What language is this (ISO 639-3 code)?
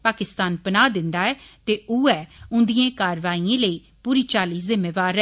doi